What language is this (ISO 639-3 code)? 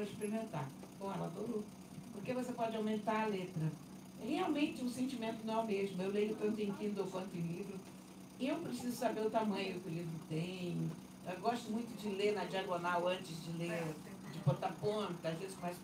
por